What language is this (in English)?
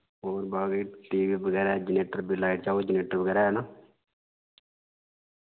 Dogri